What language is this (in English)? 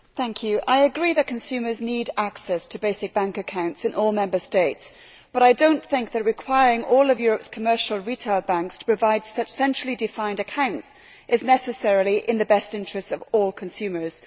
English